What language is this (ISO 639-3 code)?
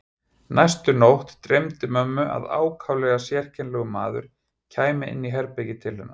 isl